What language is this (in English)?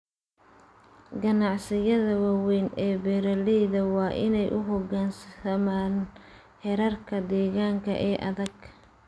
Somali